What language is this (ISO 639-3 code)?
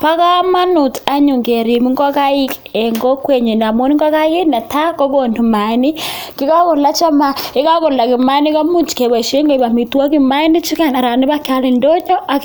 kln